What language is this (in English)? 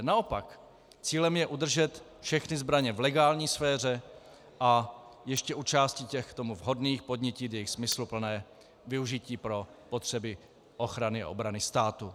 Czech